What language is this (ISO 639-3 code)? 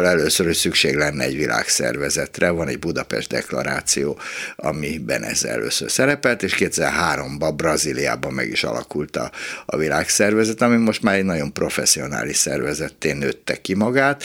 hun